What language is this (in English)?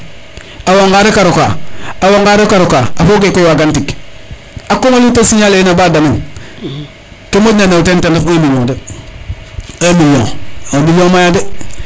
Serer